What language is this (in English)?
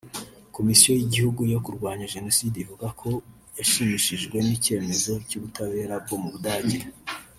Kinyarwanda